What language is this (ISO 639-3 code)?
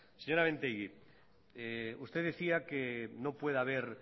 spa